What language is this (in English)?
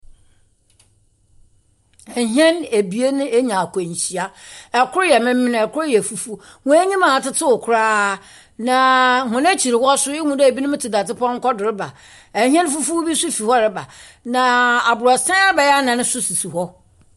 Akan